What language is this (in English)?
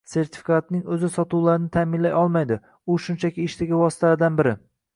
Uzbek